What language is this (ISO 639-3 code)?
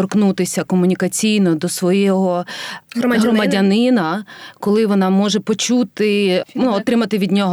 ukr